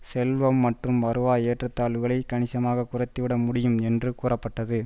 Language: Tamil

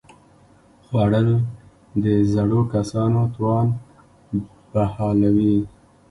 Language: Pashto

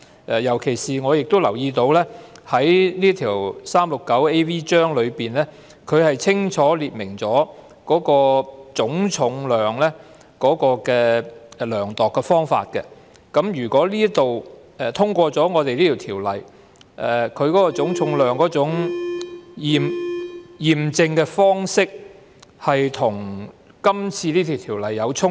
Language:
Cantonese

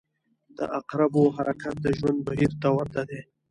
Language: Pashto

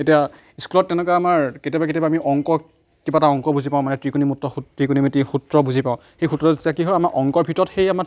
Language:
Assamese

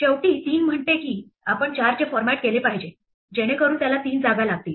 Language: Marathi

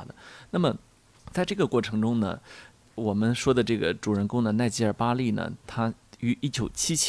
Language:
Chinese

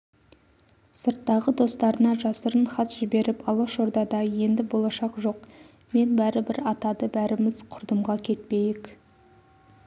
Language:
Kazakh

